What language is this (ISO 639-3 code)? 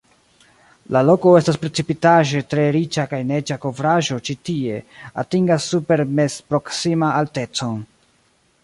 epo